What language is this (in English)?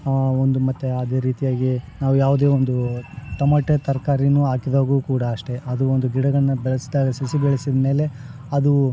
Kannada